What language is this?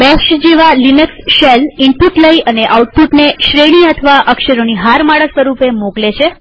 Gujarati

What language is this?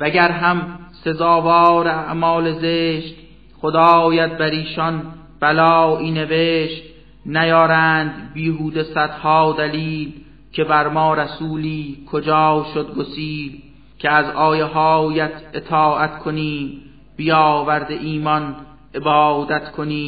Persian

